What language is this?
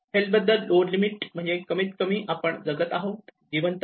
Marathi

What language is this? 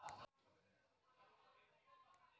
Marathi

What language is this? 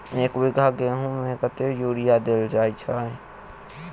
Maithili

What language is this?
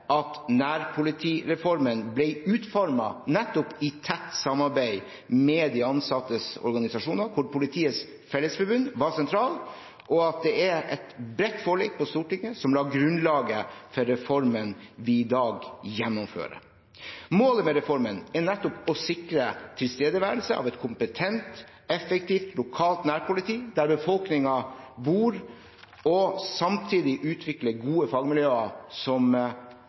Norwegian Bokmål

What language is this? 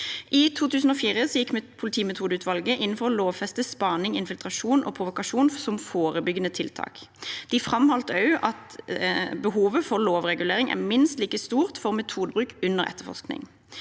Norwegian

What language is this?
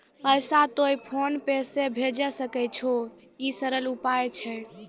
Maithili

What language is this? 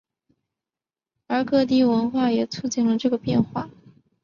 Chinese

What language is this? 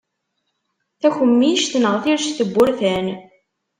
Kabyle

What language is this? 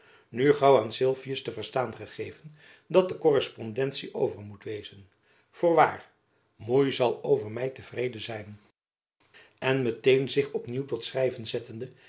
Dutch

